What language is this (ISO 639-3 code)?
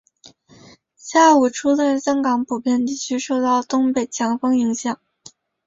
zho